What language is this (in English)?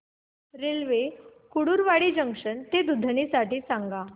Marathi